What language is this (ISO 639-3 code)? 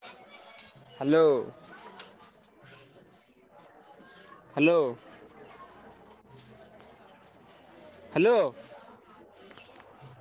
ori